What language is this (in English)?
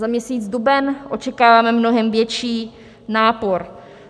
Czech